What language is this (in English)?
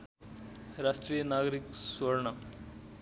Nepali